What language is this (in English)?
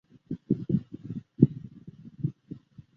Chinese